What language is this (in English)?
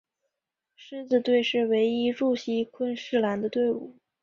Chinese